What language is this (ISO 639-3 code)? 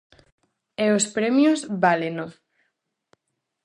glg